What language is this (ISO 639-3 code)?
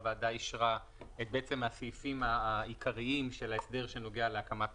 heb